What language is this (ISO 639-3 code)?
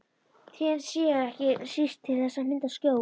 isl